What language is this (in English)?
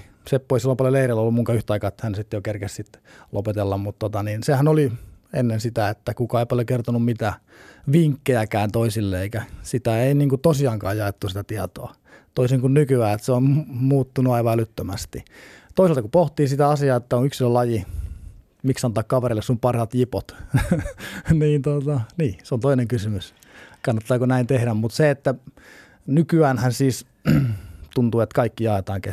Finnish